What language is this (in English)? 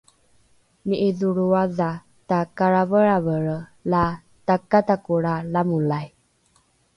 Rukai